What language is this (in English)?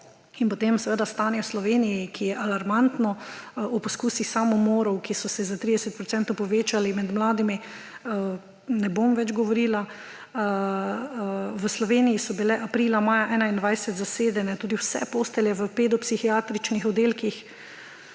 Slovenian